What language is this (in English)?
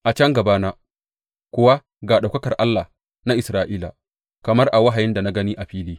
Hausa